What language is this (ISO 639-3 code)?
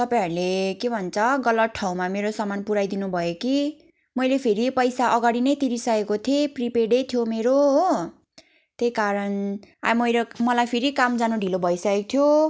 nep